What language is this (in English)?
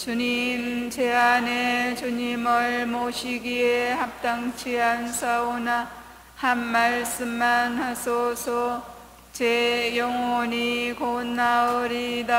Korean